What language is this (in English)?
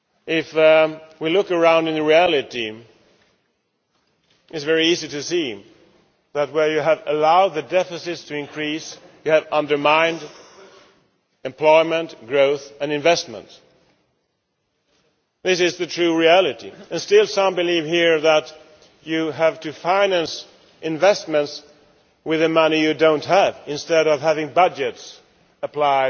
English